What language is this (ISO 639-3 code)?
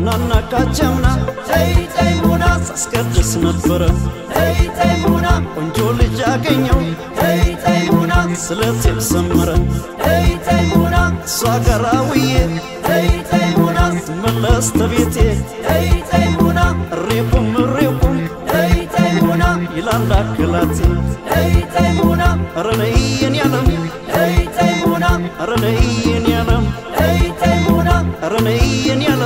ron